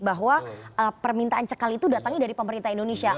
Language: Indonesian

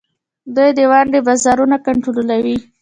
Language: Pashto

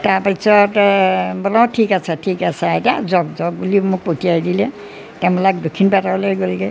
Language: Assamese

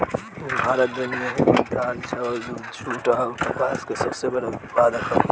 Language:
Bhojpuri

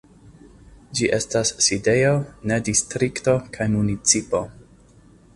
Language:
Esperanto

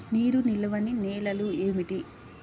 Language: Telugu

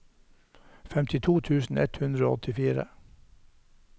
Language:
Norwegian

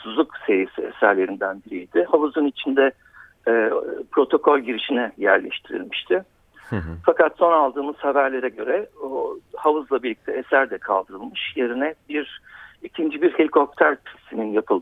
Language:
Turkish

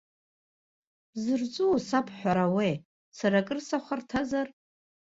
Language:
Abkhazian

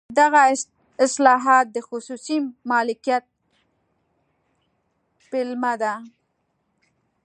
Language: Pashto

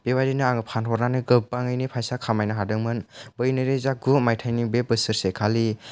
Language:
Bodo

